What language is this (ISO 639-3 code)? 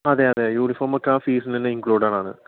mal